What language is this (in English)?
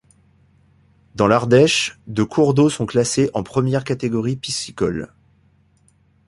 French